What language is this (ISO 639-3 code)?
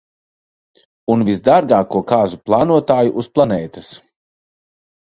lav